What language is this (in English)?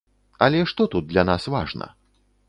Belarusian